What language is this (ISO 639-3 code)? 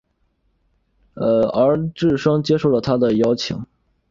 zho